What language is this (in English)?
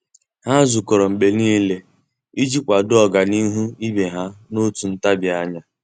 Igbo